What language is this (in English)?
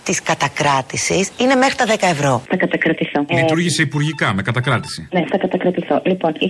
Greek